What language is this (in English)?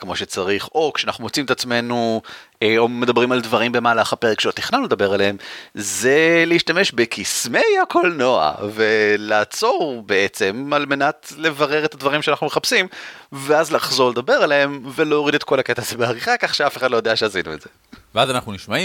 Hebrew